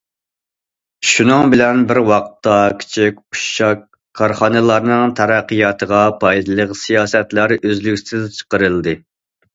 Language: Uyghur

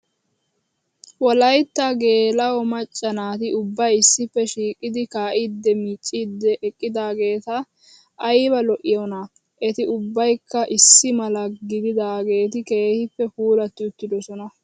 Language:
Wolaytta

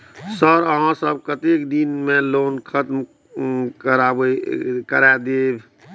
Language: Maithili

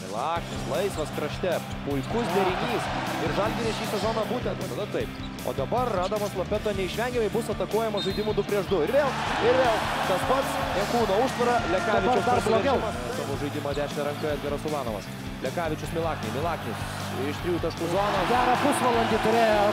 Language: Lithuanian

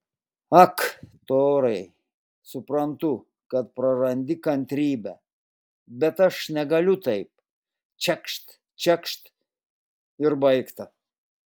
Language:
Lithuanian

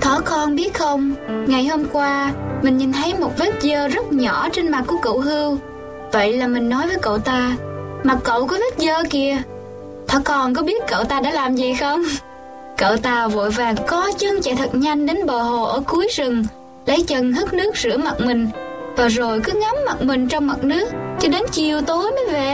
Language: Vietnamese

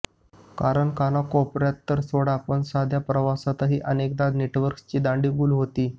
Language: Marathi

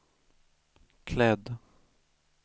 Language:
Swedish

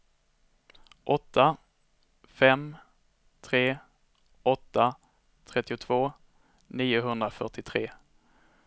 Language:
Swedish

